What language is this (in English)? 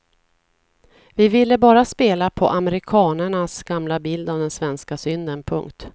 Swedish